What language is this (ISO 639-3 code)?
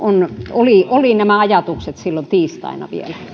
fin